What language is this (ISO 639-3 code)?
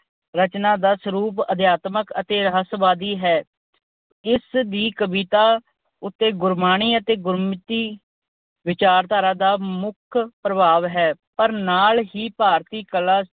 pan